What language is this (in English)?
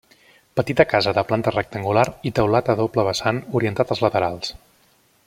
Catalan